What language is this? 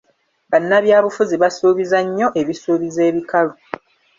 Ganda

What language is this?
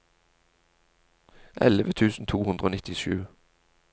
Norwegian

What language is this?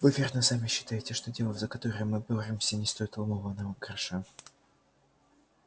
Russian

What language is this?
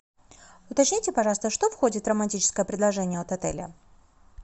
Russian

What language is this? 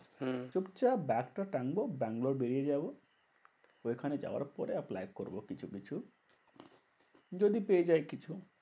Bangla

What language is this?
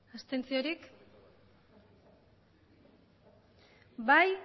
Basque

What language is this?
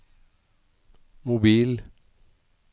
Norwegian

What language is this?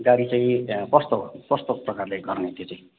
Nepali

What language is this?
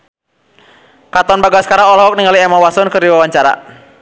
Sundanese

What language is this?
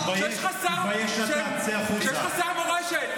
Hebrew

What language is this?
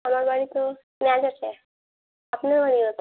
Bangla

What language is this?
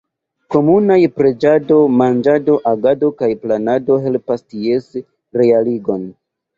Esperanto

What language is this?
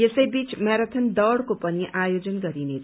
Nepali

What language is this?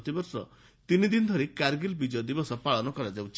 Odia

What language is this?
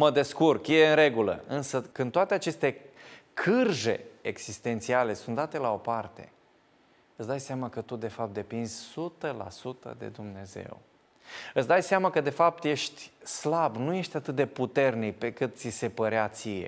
Romanian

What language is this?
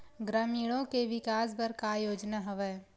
Chhattisgarhi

